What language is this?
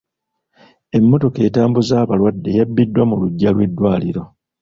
Ganda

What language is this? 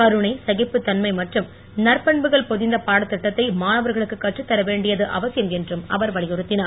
Tamil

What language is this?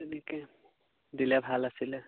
Assamese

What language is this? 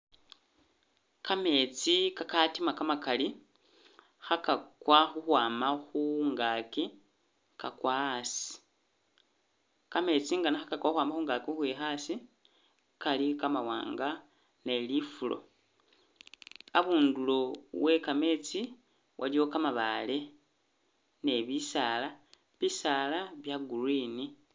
Masaaba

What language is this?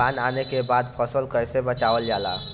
Bhojpuri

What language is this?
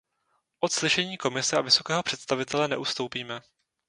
Czech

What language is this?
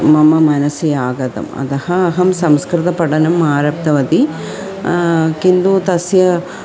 Sanskrit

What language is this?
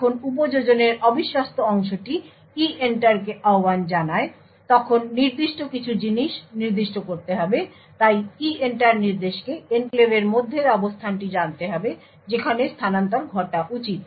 Bangla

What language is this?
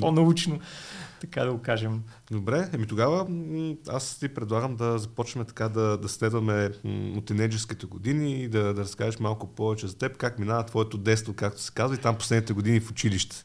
Bulgarian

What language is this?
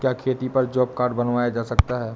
Hindi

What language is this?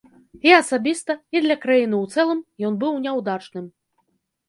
Belarusian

